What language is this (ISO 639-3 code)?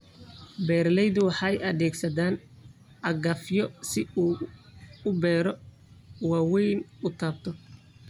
som